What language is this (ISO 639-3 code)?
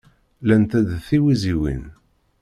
kab